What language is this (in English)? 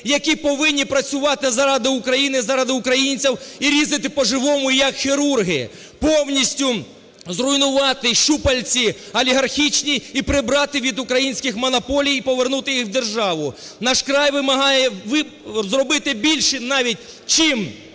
Ukrainian